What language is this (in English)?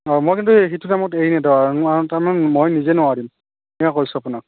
Assamese